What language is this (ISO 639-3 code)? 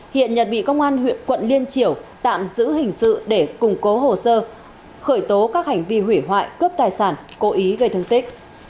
vie